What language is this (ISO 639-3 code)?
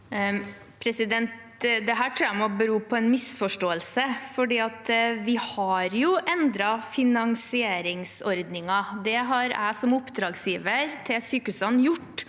nor